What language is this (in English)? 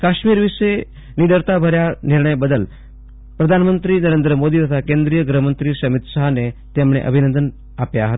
Gujarati